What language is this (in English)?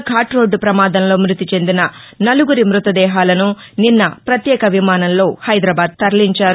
Telugu